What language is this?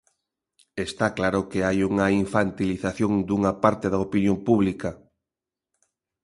Galician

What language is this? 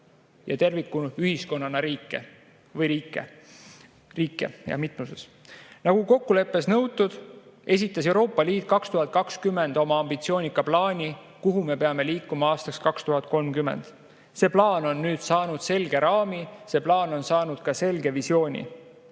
Estonian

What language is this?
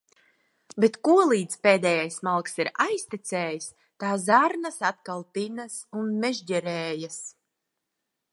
Latvian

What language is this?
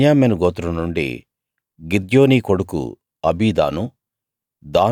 Telugu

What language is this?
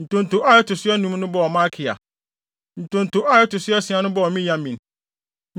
Akan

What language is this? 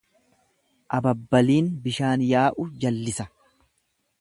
Oromo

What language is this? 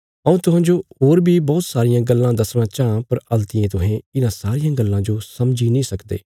Bilaspuri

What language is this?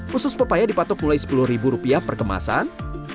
Indonesian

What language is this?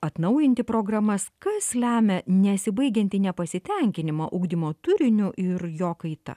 Lithuanian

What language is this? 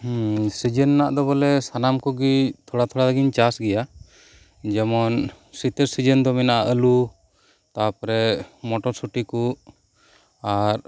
Santali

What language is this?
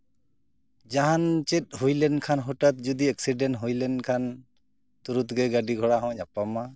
Santali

